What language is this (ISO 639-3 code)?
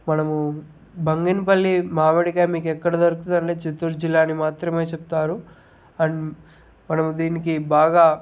tel